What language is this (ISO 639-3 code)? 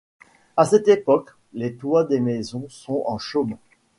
fra